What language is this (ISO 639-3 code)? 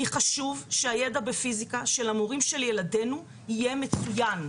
heb